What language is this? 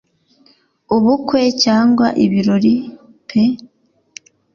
Kinyarwanda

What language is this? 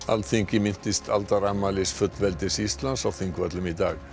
Icelandic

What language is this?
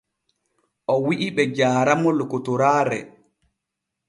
Borgu Fulfulde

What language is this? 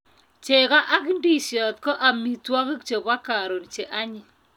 Kalenjin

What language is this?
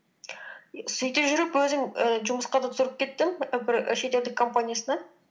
Kazakh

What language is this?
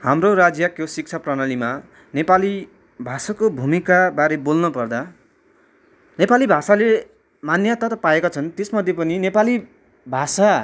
Nepali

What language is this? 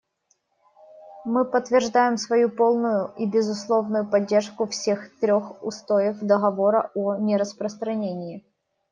Russian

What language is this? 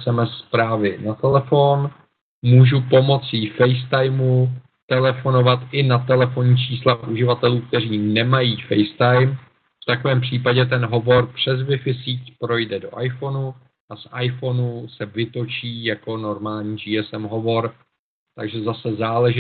Czech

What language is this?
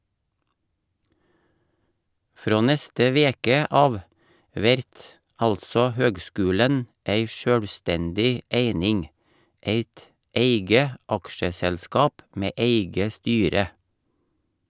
Norwegian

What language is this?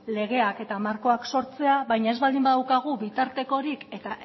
Basque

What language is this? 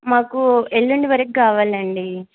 Telugu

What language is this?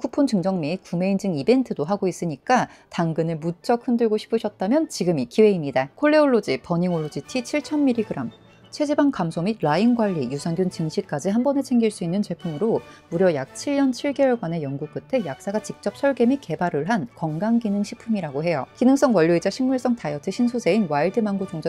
Korean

